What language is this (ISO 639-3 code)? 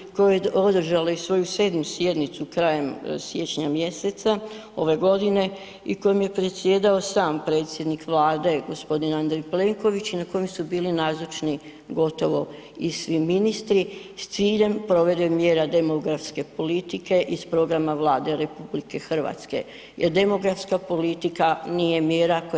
hrv